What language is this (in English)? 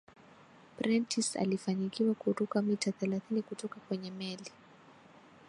Swahili